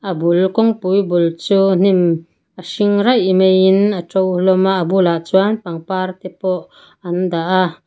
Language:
Mizo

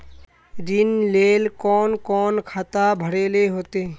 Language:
Magahi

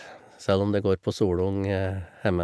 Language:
Norwegian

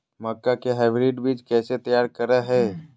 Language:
Magahi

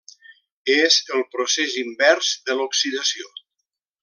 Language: Catalan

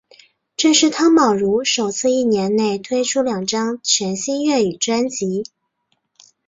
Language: Chinese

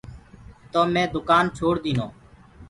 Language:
Gurgula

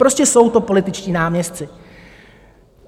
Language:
Czech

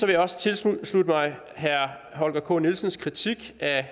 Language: Danish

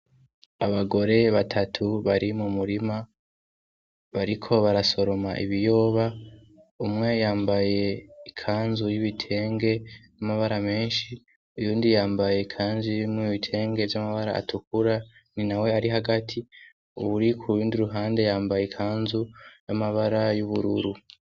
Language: Rundi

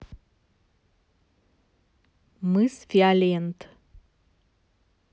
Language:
Russian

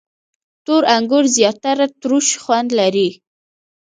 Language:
Pashto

